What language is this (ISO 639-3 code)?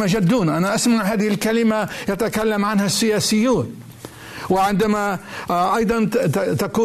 ara